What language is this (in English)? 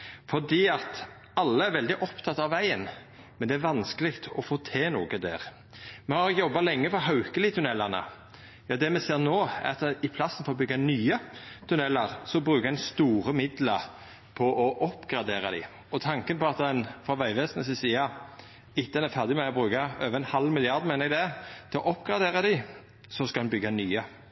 Norwegian Nynorsk